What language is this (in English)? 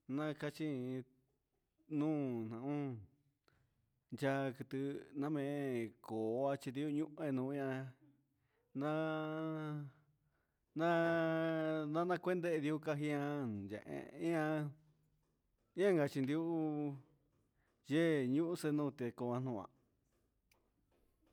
Huitepec Mixtec